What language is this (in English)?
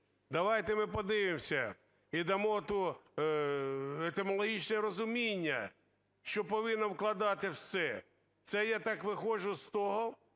Ukrainian